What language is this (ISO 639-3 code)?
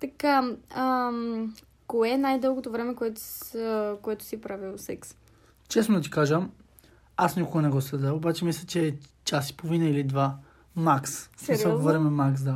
bul